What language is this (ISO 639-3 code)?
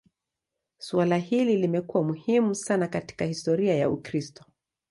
swa